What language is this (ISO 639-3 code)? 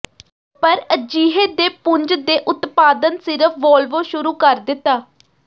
pan